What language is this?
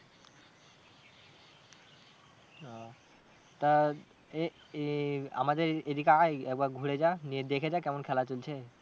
Bangla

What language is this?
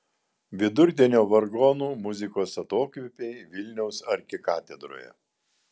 Lithuanian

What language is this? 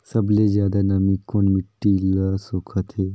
Chhattisgarhi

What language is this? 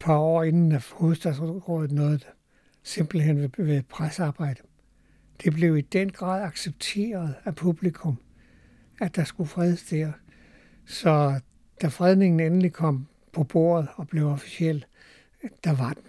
Danish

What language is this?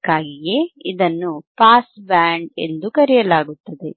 Kannada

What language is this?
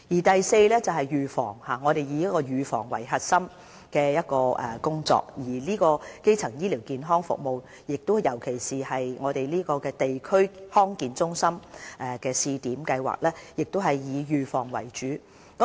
Cantonese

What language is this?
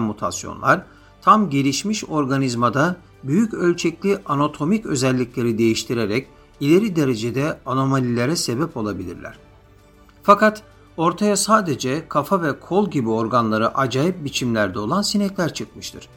Turkish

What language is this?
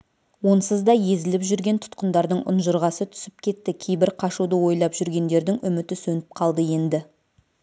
Kazakh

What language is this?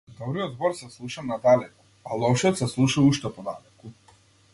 Macedonian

